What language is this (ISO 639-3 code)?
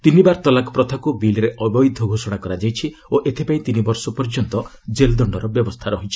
ori